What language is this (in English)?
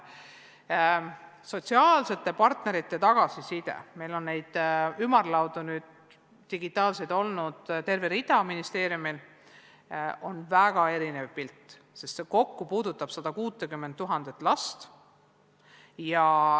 Estonian